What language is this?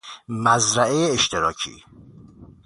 Persian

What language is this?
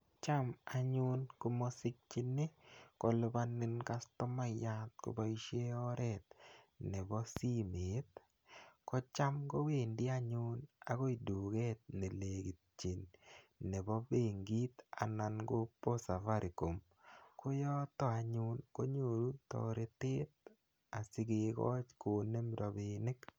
Kalenjin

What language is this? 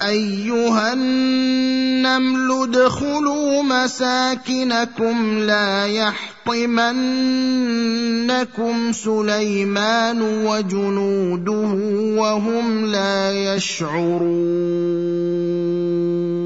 Arabic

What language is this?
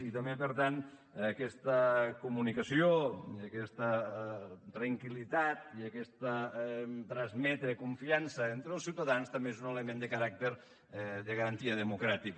Catalan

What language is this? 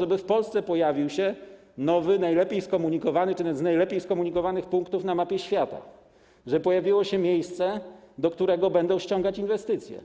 Polish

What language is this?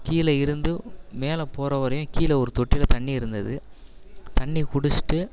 Tamil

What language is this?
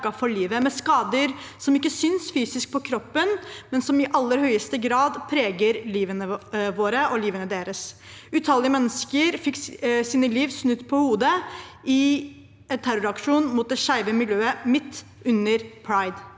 Norwegian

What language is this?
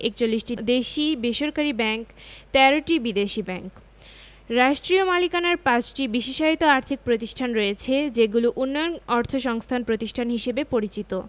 Bangla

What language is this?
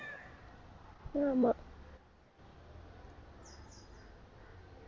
Tamil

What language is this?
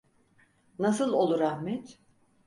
Turkish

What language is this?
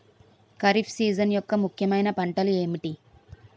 Telugu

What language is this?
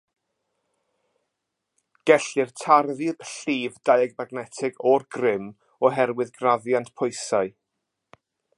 Welsh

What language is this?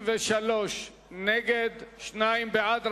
Hebrew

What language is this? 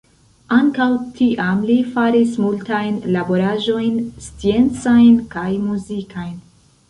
Esperanto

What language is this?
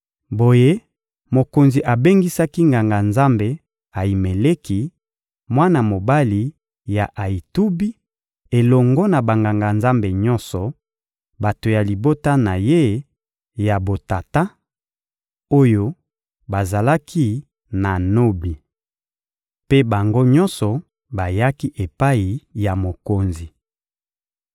Lingala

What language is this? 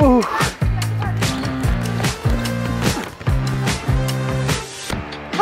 Norwegian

